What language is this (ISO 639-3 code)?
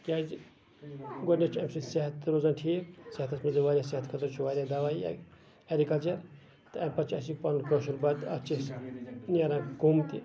kas